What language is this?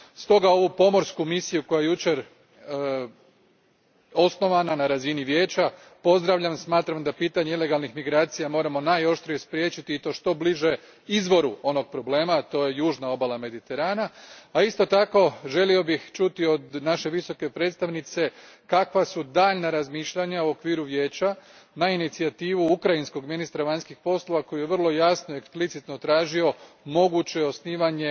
Croatian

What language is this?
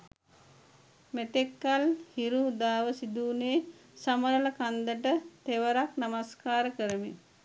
Sinhala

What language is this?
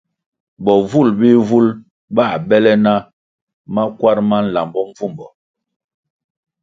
Kwasio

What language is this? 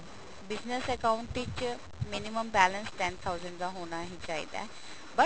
Punjabi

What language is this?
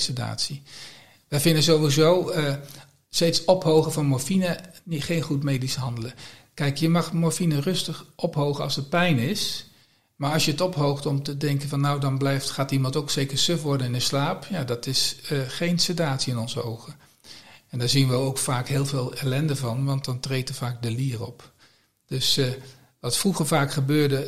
Dutch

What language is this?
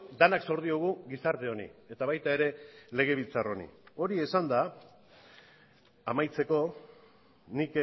Basque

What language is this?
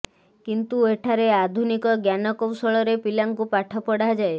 Odia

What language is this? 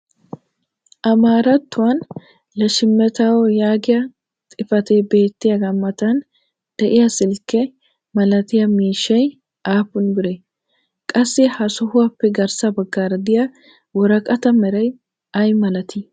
Wolaytta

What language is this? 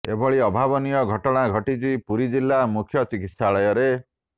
Odia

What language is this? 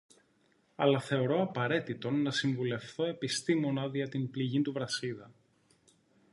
Greek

